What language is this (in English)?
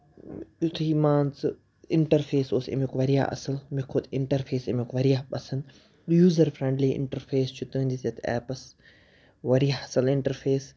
Kashmiri